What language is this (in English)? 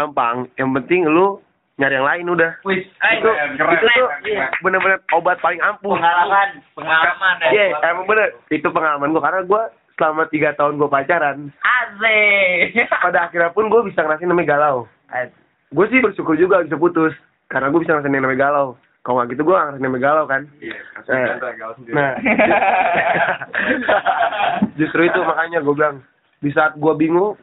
Indonesian